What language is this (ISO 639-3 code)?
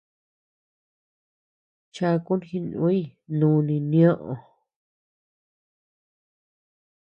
cux